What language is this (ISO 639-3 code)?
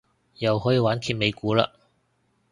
yue